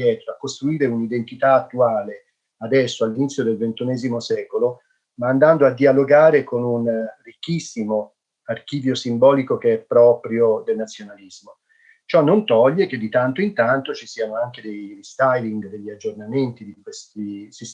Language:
Italian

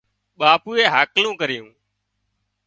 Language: Wadiyara Koli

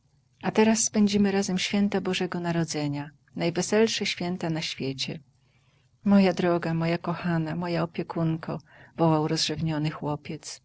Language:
Polish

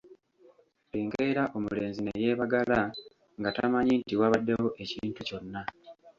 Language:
Ganda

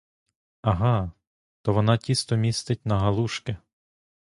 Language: Ukrainian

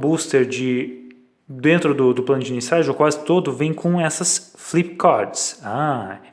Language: Portuguese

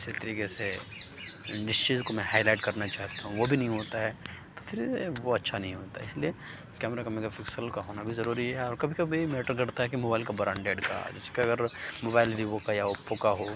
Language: Urdu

